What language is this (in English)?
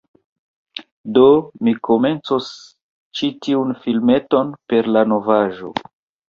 Esperanto